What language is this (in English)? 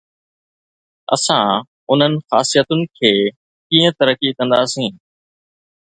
Sindhi